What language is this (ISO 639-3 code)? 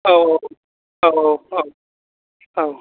brx